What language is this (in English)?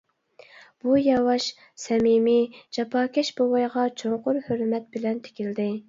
Uyghur